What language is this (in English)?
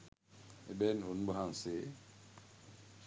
Sinhala